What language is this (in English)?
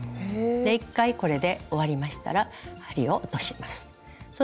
Japanese